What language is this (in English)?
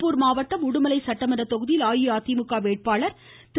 Tamil